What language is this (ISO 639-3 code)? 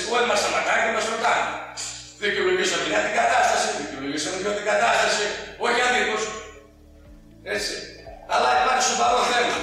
ell